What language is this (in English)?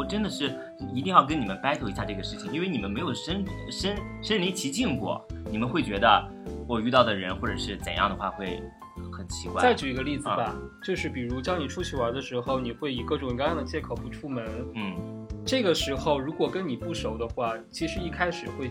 Chinese